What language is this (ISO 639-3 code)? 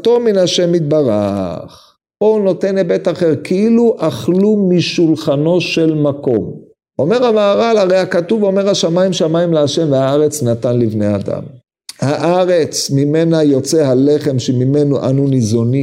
heb